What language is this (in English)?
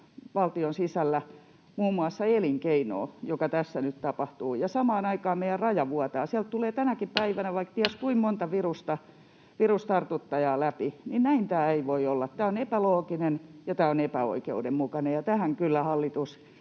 Finnish